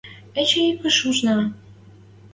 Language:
Western Mari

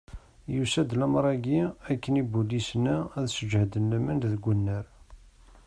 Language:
Kabyle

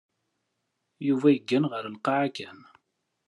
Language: Kabyle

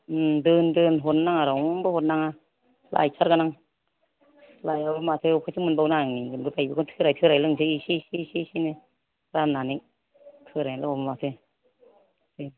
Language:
Bodo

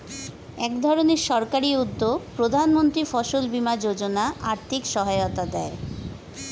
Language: Bangla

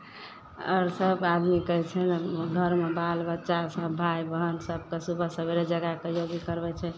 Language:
Maithili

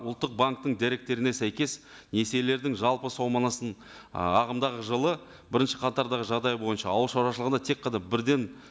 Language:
Kazakh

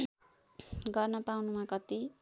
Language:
Nepali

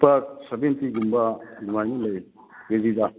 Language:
Manipuri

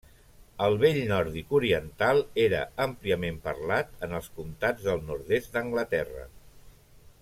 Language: Catalan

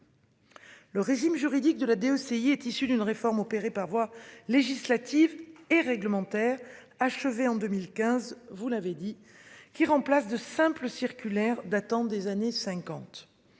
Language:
French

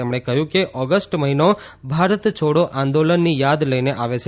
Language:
Gujarati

